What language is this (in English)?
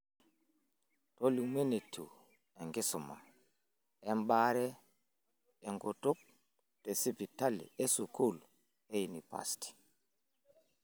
Masai